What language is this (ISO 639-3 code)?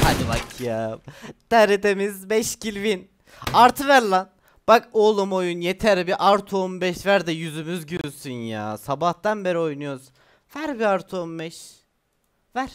tur